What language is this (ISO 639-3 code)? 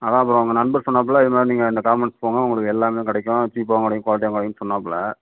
tam